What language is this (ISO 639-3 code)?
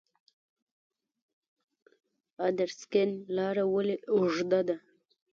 pus